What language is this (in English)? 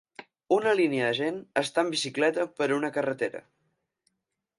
Catalan